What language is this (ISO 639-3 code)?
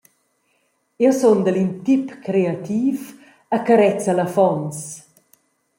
roh